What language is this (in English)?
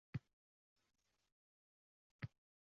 Uzbek